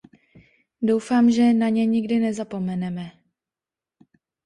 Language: Czech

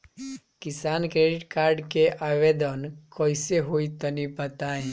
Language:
Bhojpuri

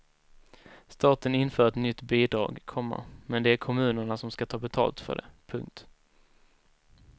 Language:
Swedish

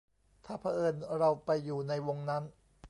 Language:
Thai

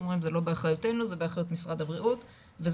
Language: Hebrew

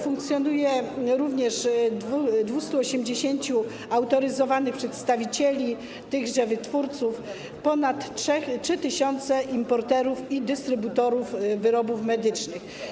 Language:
Polish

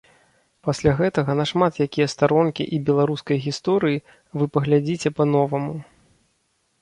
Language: Belarusian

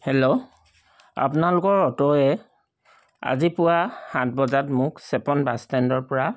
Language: Assamese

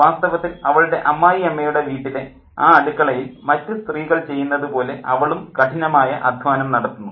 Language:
Malayalam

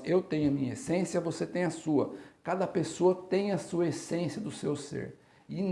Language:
Portuguese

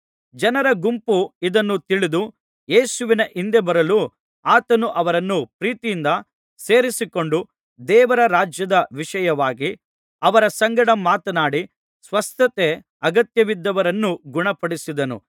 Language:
Kannada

